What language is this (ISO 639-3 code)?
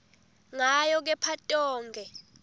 ssw